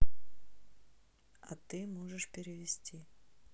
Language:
Russian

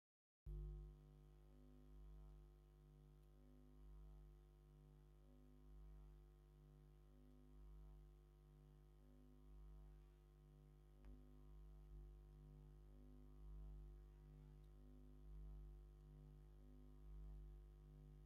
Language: Tigrinya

